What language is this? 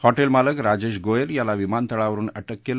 Marathi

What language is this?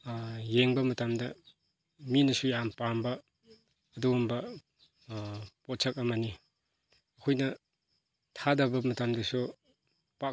Manipuri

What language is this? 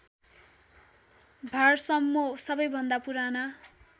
Nepali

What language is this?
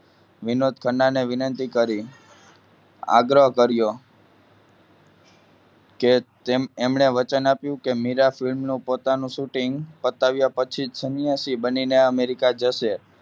Gujarati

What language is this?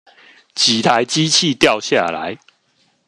Chinese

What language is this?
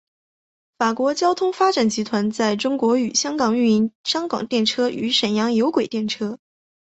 Chinese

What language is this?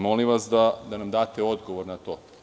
Serbian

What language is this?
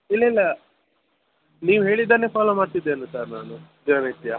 Kannada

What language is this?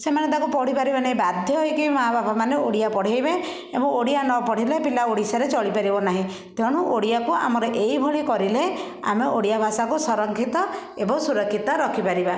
Odia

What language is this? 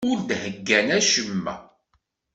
Kabyle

